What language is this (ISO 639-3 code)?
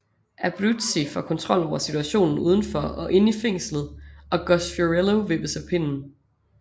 dan